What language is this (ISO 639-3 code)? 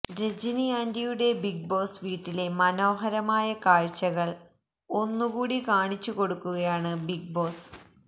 mal